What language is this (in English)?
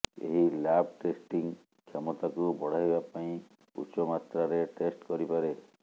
Odia